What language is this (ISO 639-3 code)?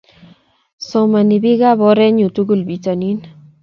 kln